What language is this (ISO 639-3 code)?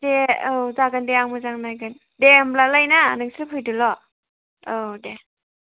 brx